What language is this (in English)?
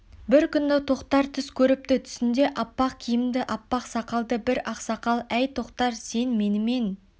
Kazakh